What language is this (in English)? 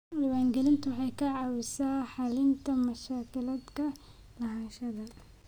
Somali